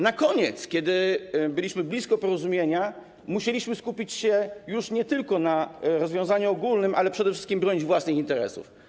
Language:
Polish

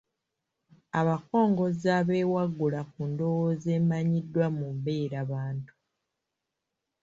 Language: Ganda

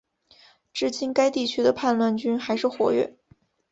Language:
Chinese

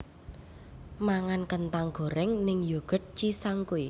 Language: Javanese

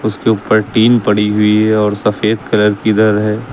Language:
Hindi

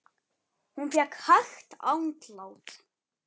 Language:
Icelandic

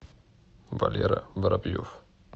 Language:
Russian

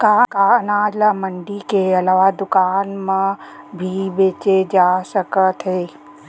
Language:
Chhattisgarhi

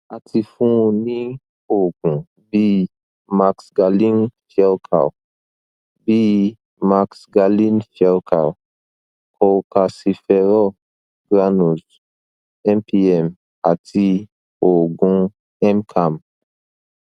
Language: Yoruba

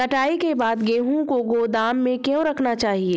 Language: Hindi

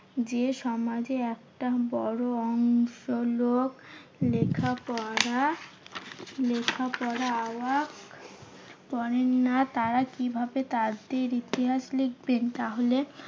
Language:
Bangla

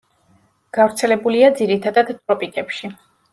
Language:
Georgian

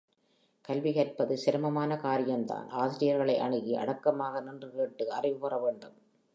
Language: Tamil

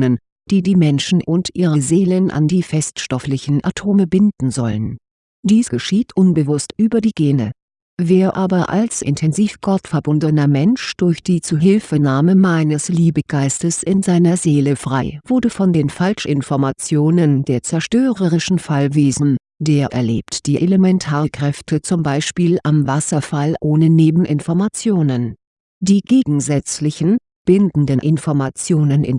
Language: German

